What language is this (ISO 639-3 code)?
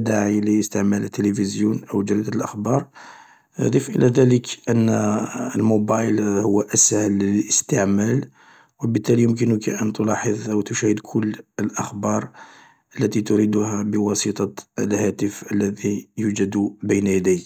arq